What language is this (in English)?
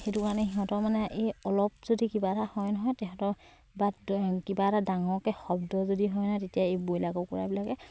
Assamese